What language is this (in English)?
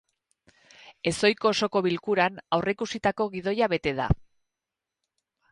Basque